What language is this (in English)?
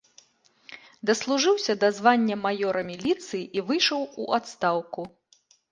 Belarusian